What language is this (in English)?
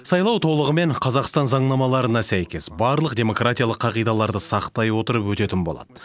Kazakh